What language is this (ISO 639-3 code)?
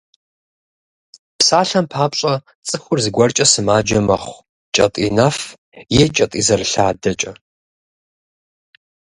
kbd